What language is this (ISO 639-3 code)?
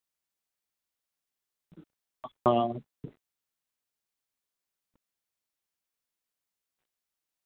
doi